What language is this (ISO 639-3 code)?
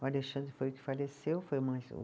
por